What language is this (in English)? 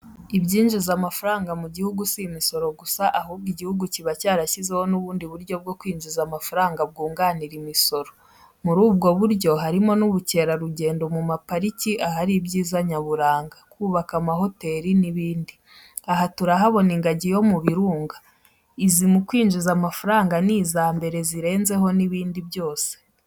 Kinyarwanda